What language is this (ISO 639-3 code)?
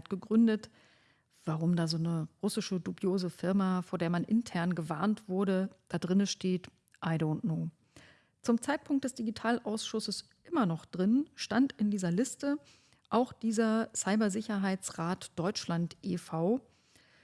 deu